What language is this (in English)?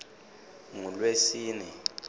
Swati